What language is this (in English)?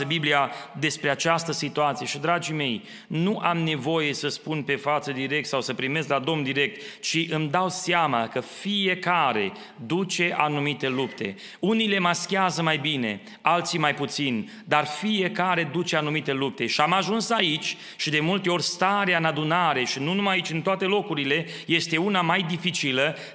Romanian